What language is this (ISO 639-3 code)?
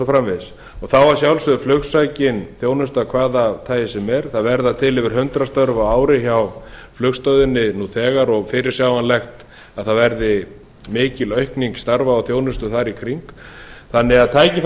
isl